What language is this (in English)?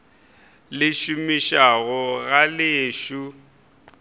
Northern Sotho